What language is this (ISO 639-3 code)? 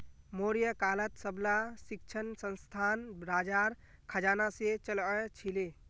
mag